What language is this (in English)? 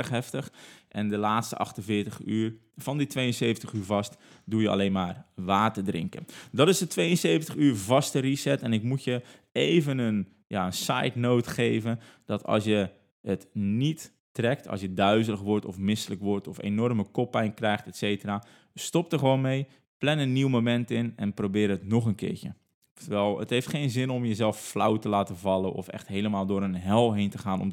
Dutch